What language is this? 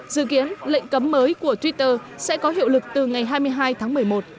Vietnamese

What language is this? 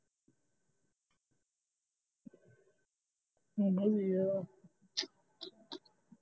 Punjabi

